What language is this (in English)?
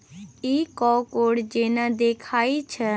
Maithili